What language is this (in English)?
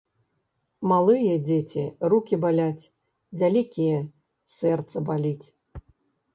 Belarusian